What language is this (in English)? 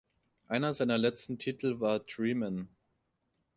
German